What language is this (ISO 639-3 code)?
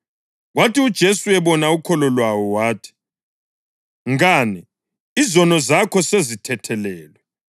nde